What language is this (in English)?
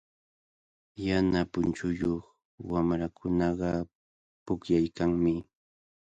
Cajatambo North Lima Quechua